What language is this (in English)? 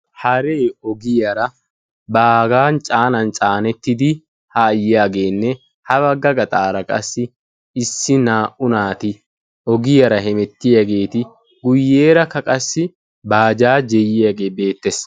Wolaytta